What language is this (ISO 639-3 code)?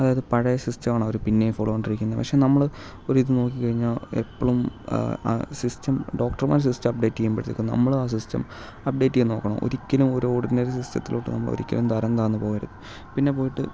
mal